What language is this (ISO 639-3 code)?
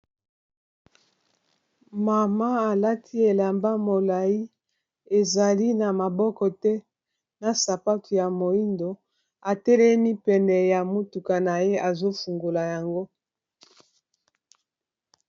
lin